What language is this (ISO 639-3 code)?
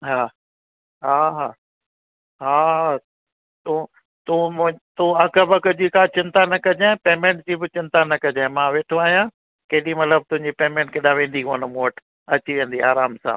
snd